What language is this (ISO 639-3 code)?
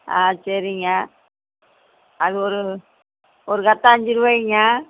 tam